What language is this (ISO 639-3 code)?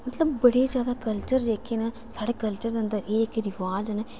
doi